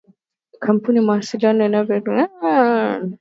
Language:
Swahili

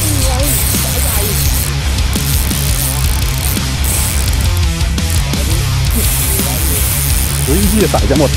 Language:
Thai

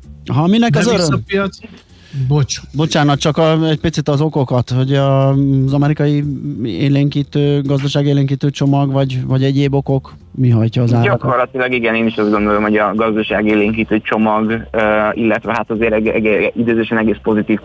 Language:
Hungarian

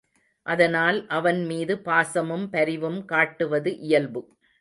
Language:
Tamil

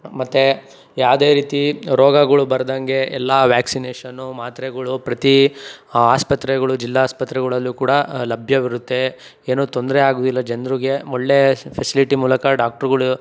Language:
Kannada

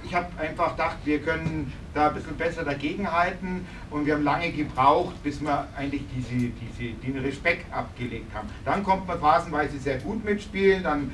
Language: German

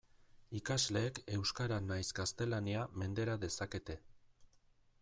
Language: Basque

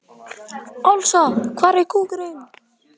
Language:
Icelandic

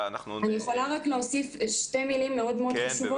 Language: Hebrew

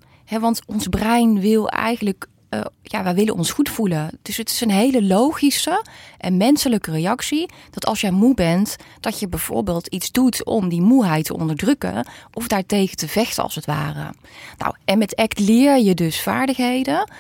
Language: Dutch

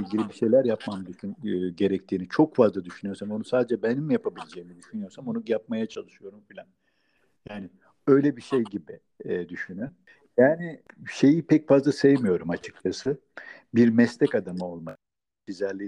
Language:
Turkish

